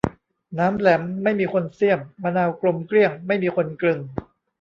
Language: Thai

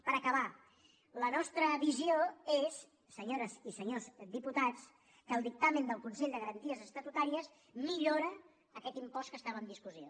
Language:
Catalan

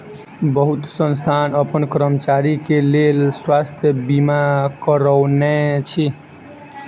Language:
Maithili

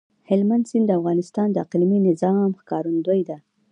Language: Pashto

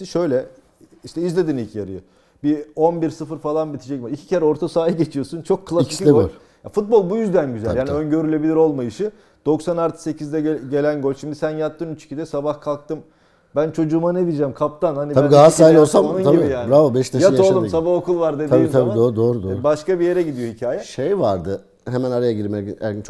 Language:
Turkish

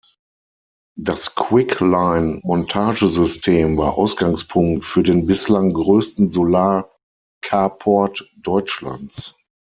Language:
German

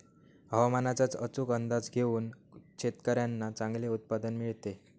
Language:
Marathi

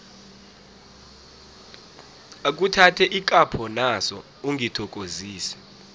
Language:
South Ndebele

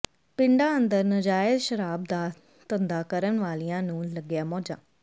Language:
Punjabi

